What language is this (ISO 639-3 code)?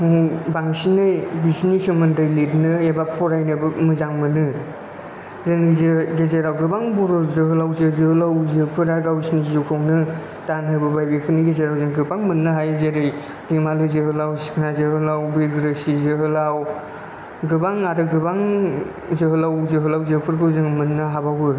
brx